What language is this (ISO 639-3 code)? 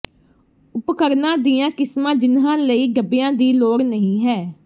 pan